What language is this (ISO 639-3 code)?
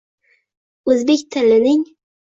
uzb